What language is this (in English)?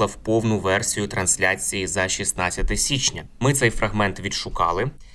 Ukrainian